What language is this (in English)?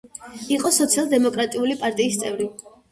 Georgian